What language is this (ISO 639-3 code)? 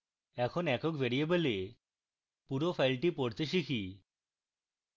ben